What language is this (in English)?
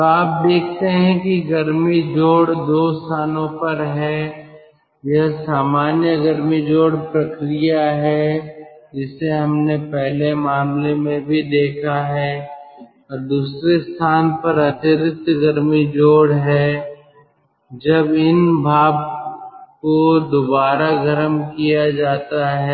Hindi